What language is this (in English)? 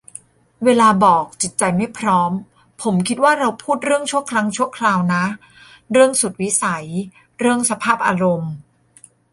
Thai